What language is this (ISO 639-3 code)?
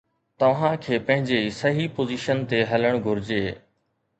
snd